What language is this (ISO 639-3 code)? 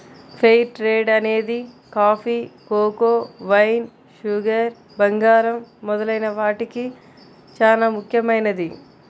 tel